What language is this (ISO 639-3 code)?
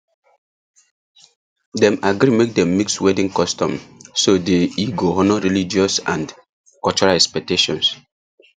pcm